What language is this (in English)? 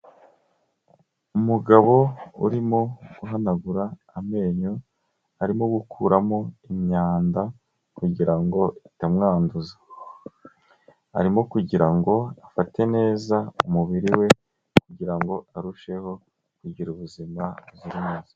Kinyarwanda